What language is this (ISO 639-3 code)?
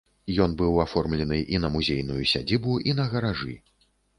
bel